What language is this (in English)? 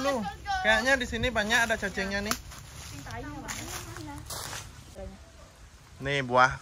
Indonesian